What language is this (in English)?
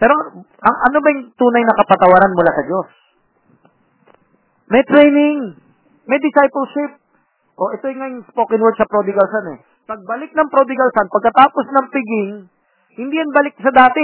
Filipino